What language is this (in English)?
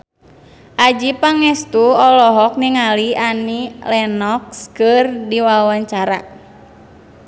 Sundanese